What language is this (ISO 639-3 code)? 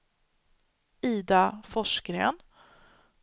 swe